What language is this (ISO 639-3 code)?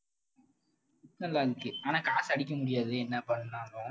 tam